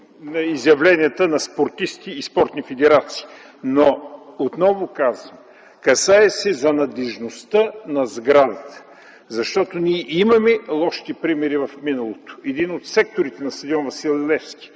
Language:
Bulgarian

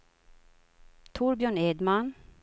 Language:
Swedish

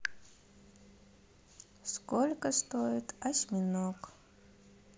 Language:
Russian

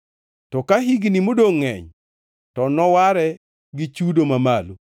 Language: Luo (Kenya and Tanzania)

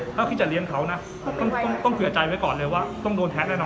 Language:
Thai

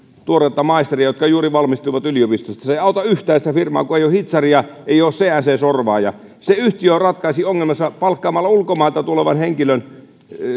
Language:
Finnish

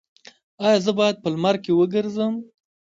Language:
Pashto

